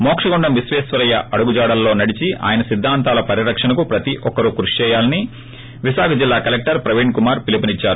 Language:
Telugu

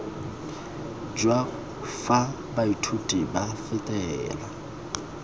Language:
Tswana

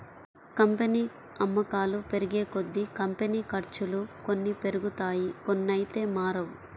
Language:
Telugu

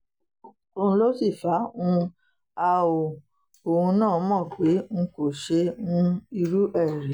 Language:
Yoruba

